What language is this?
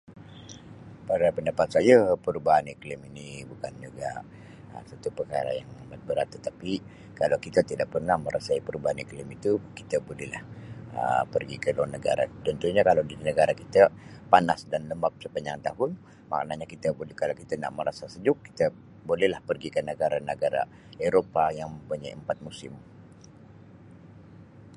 Sabah Malay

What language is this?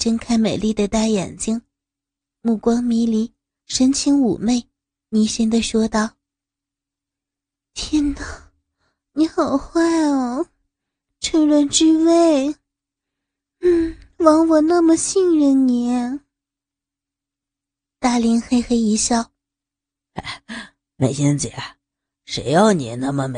Chinese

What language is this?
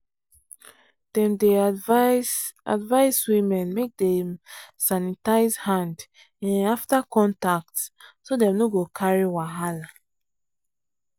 Nigerian Pidgin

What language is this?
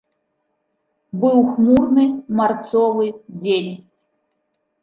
Belarusian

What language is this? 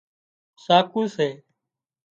Wadiyara Koli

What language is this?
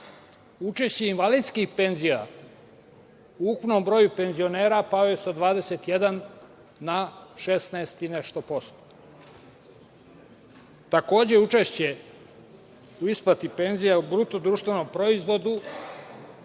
Serbian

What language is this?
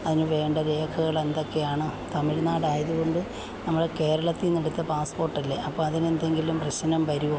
Malayalam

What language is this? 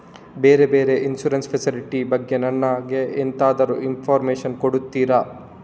Kannada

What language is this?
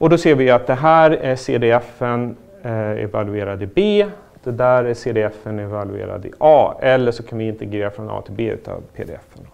Swedish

